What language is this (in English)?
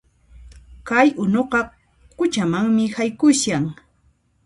Puno Quechua